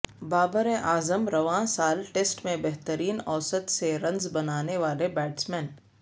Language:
Urdu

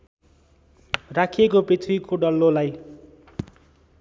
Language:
Nepali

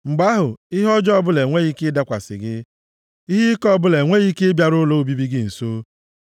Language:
Igbo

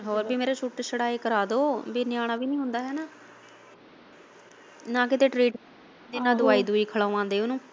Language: Punjabi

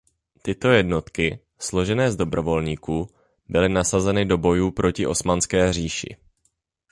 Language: Czech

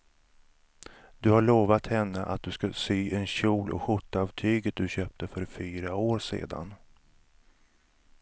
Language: Swedish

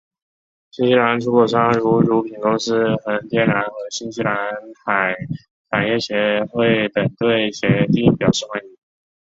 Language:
Chinese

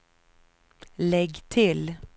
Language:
Swedish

